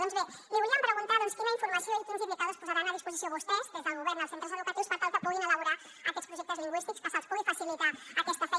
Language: Catalan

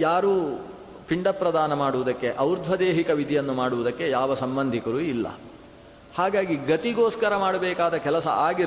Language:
Kannada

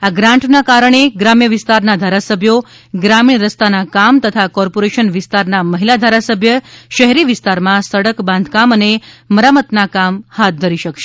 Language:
Gujarati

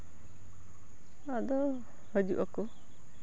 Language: Santali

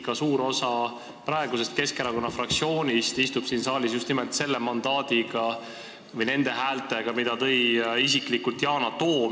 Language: Estonian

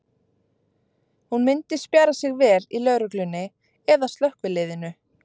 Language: Icelandic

